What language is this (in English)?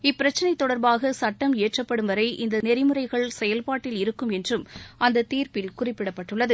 Tamil